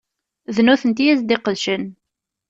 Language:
Kabyle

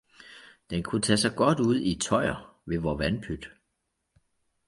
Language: Danish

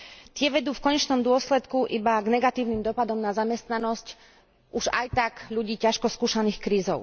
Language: Slovak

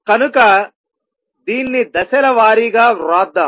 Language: Telugu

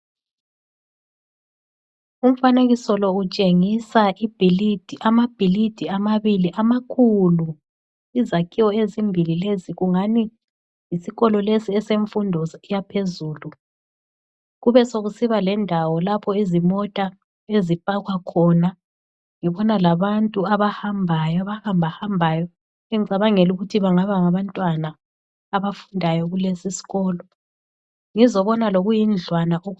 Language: North Ndebele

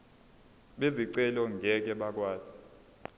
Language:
Zulu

